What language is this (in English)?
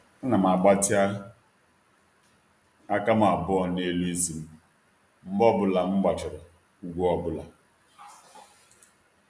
Igbo